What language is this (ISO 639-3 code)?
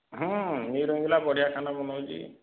ori